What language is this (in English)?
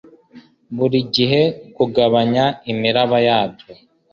Kinyarwanda